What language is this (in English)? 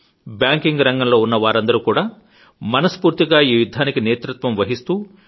Telugu